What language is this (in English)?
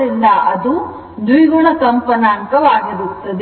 Kannada